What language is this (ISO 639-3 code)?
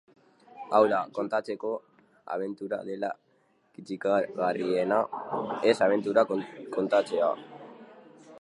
eus